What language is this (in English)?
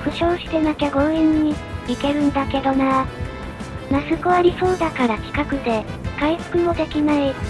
Japanese